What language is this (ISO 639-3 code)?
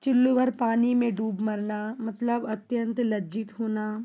hin